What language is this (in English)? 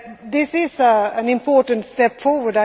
English